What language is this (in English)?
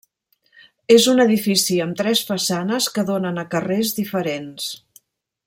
Catalan